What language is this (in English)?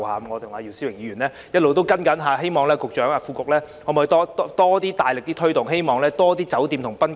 Cantonese